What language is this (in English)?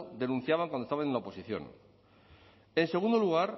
Spanish